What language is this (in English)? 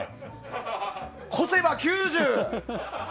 Japanese